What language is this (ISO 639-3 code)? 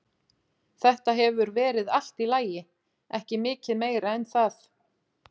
isl